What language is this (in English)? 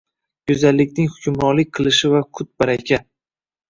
Uzbek